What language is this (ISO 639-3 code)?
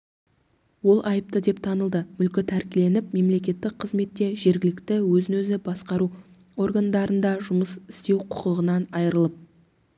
kaz